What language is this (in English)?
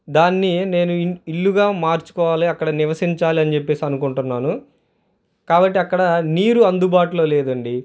Telugu